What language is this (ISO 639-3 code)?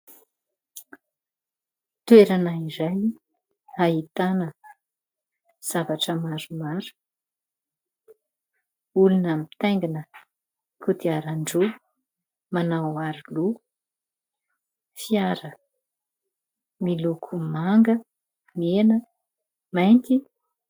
mlg